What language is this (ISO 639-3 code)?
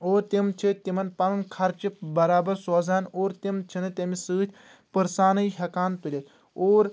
kas